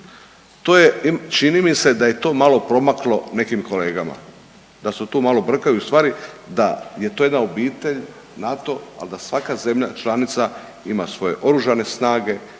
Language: Croatian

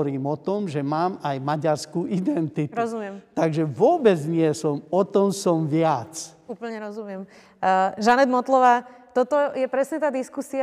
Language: Slovak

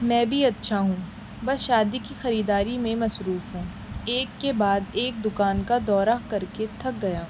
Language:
Urdu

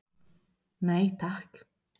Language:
Icelandic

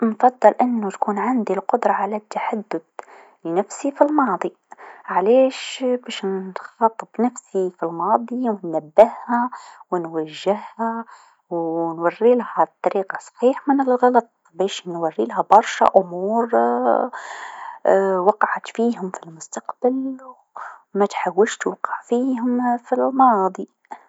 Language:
Tunisian Arabic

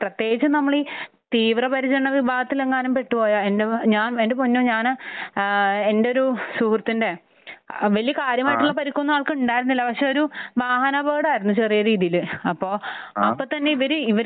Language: Malayalam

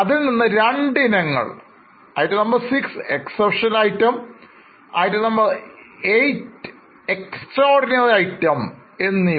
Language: Malayalam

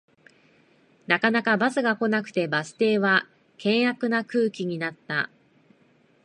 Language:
Japanese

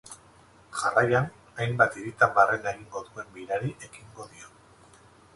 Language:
Basque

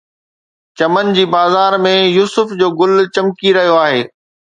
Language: Sindhi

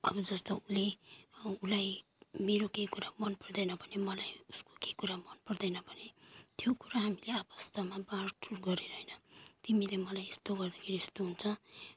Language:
Nepali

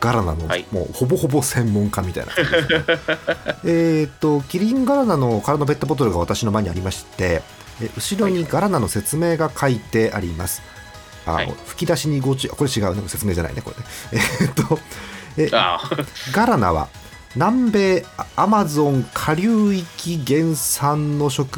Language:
Japanese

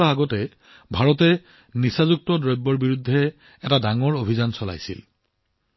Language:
Assamese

